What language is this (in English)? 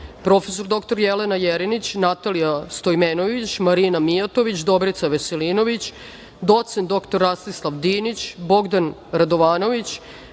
Serbian